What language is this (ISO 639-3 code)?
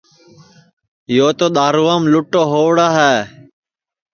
ssi